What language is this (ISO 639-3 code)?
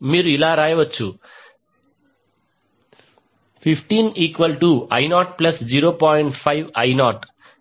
tel